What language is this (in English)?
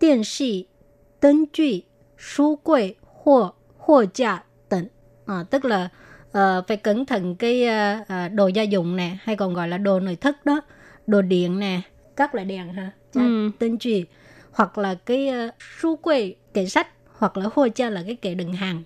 Vietnamese